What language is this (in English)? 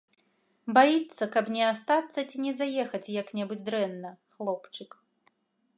Belarusian